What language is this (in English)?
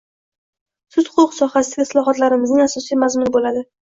Uzbek